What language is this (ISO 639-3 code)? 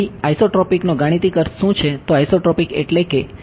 guj